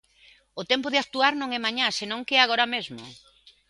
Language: Galician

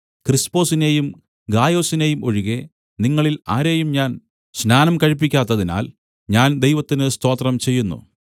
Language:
Malayalam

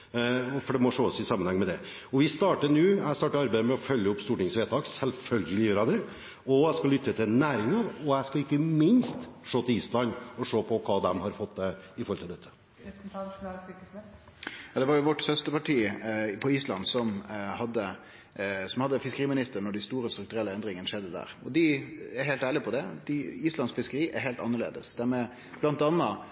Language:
Norwegian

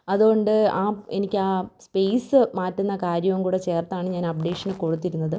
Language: Malayalam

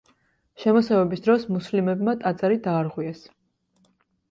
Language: Georgian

